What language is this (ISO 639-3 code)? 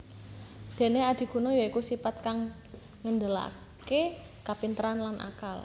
jav